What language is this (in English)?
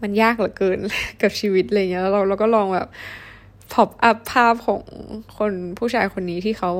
Thai